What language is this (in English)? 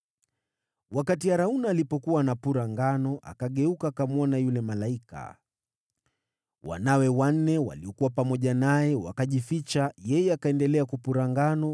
Swahili